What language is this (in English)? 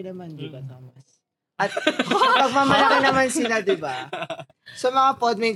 Filipino